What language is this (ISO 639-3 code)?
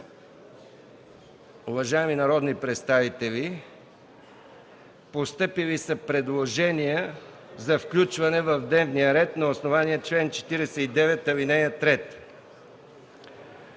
bul